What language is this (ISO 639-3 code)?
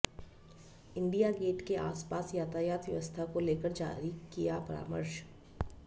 hin